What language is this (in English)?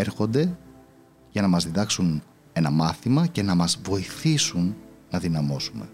Greek